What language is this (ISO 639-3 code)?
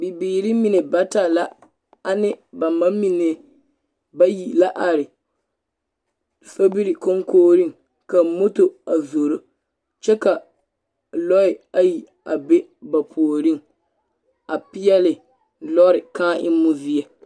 dga